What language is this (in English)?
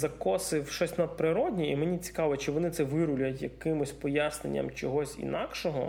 Ukrainian